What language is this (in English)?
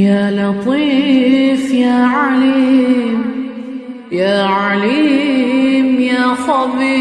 Arabic